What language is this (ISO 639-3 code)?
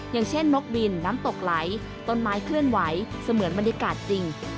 tha